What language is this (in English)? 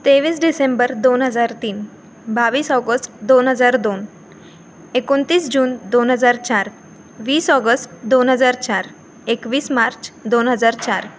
Marathi